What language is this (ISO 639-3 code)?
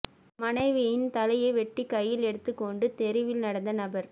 tam